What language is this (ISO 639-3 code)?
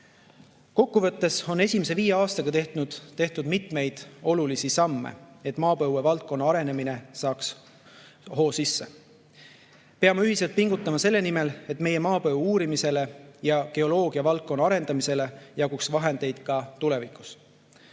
est